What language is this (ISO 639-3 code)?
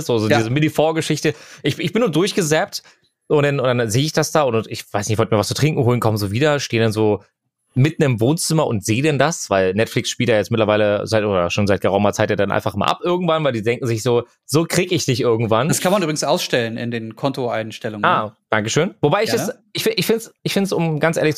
deu